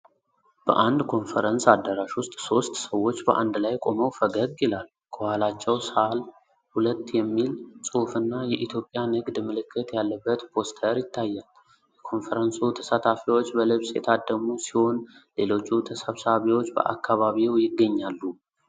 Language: Amharic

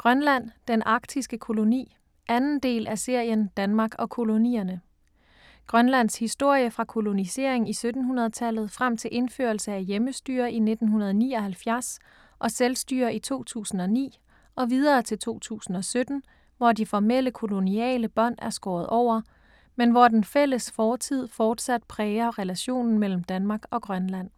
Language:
Danish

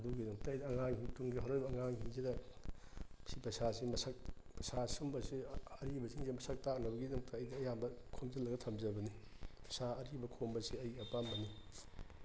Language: Manipuri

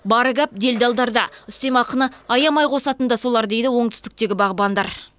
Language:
Kazakh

